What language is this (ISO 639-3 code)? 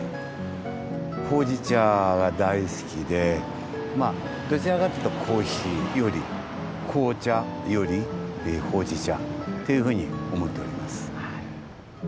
jpn